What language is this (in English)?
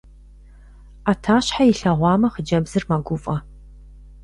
Kabardian